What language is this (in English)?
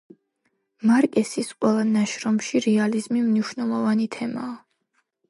Georgian